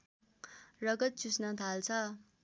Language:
Nepali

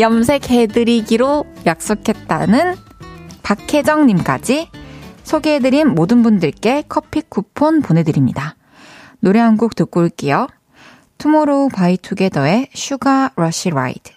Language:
Korean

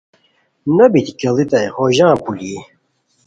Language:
Khowar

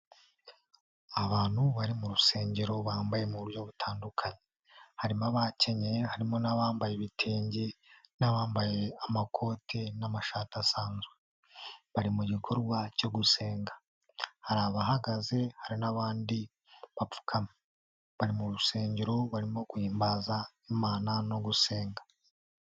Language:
Kinyarwanda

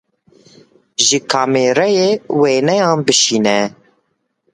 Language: Kurdish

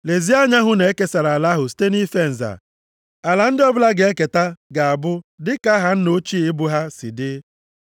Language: Igbo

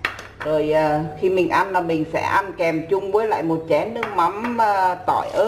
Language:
Vietnamese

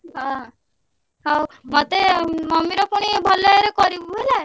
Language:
Odia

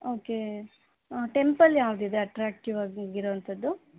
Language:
Kannada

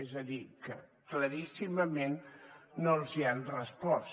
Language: Catalan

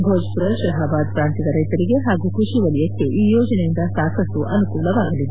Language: Kannada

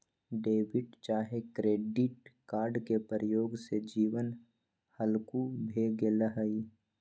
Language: Magahi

